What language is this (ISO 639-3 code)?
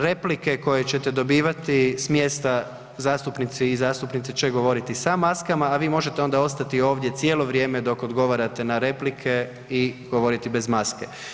hrv